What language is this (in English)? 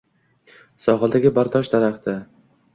Uzbek